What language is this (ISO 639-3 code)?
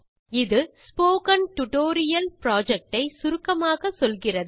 tam